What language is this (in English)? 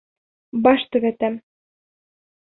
Bashkir